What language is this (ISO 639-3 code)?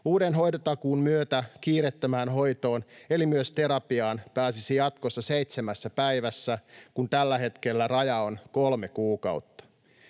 fin